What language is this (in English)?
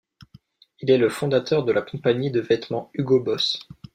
French